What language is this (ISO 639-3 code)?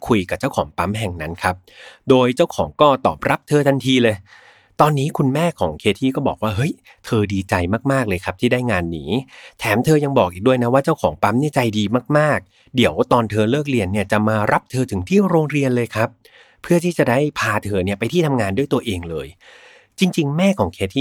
tha